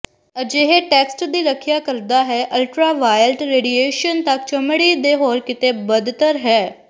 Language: Punjabi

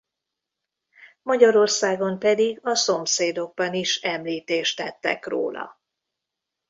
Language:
Hungarian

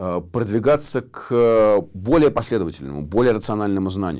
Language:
Russian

